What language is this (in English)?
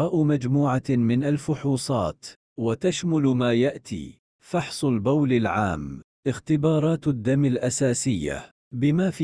Arabic